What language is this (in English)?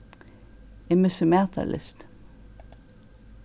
Faroese